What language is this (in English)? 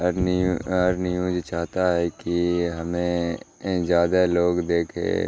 Urdu